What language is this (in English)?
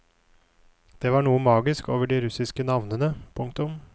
Norwegian